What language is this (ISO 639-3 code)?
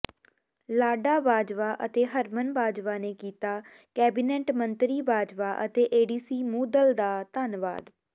pan